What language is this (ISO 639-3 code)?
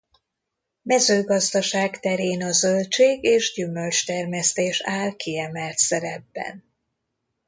hun